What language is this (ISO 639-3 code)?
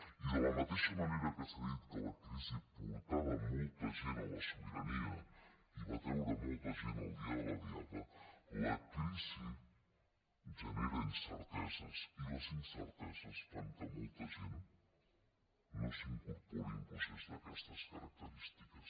cat